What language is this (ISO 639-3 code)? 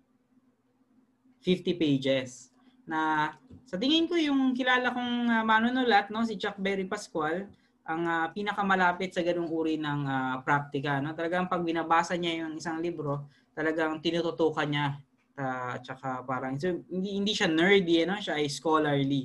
fil